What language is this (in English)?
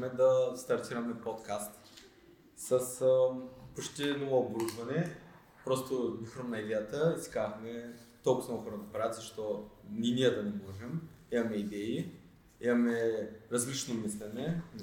Bulgarian